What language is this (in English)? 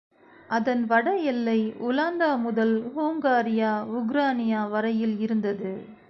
Tamil